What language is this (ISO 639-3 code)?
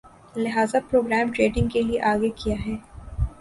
urd